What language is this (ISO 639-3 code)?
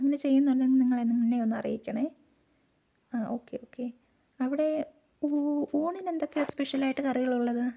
mal